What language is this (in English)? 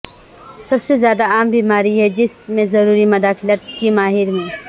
Urdu